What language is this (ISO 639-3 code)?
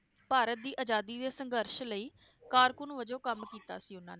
pan